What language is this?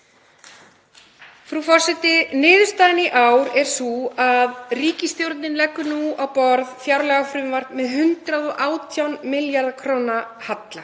Icelandic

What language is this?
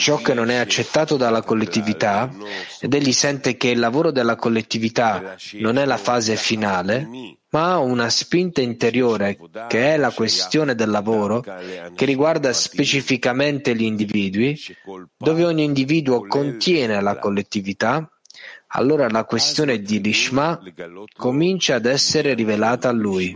Italian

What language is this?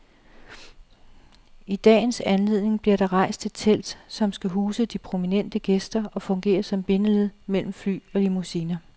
Danish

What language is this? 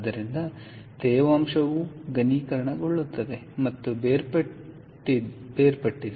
Kannada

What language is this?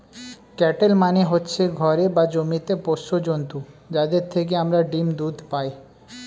Bangla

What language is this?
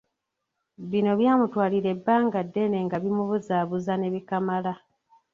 Ganda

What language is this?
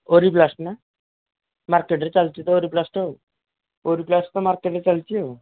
Odia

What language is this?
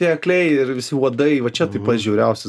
Lithuanian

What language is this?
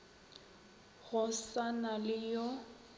Northern Sotho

